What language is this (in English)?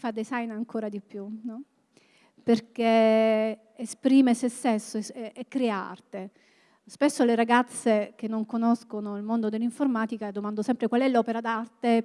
Italian